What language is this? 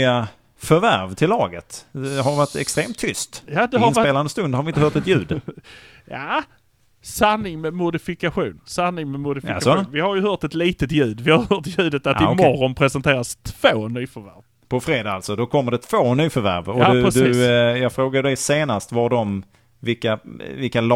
Swedish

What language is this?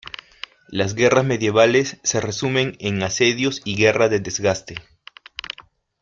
Spanish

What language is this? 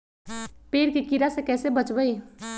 Magahi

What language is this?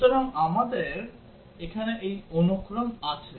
Bangla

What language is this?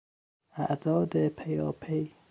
Persian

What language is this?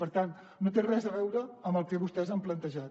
Catalan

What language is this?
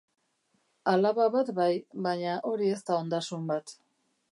Basque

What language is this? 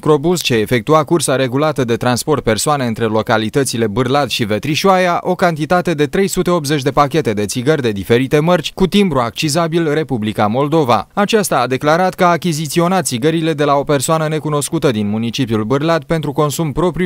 Romanian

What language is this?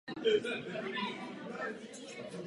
Czech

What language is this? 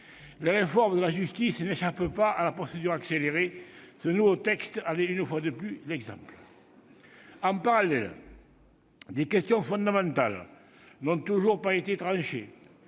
French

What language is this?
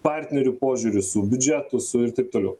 Lithuanian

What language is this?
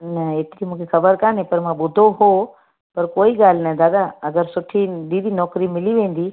Sindhi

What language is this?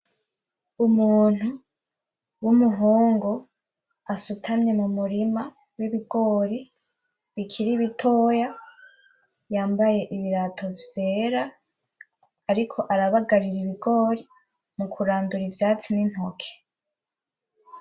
Rundi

